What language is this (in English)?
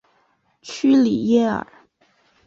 Chinese